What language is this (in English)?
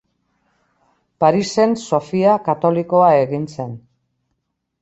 Basque